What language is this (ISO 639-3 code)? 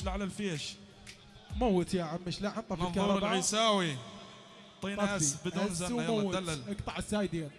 ara